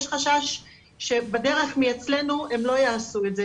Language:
Hebrew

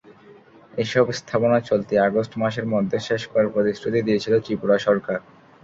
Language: Bangla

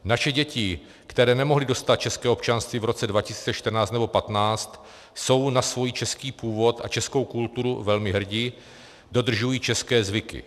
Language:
Czech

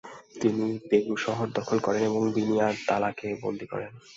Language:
Bangla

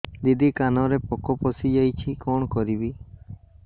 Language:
Odia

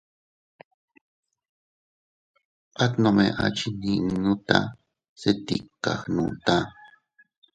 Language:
Teutila Cuicatec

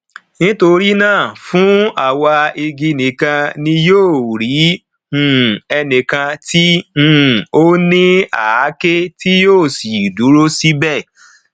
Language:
Yoruba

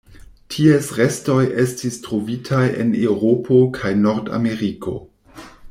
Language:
Esperanto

